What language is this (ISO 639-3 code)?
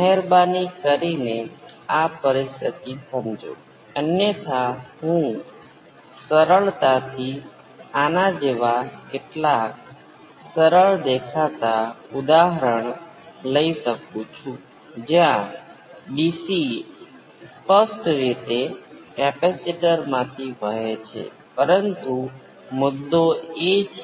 guj